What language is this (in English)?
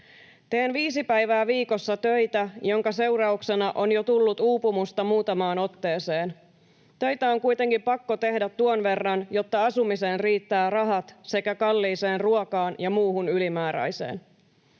Finnish